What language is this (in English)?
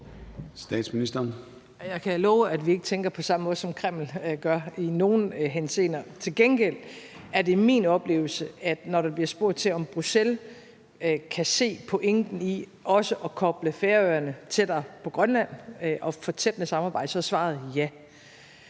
Danish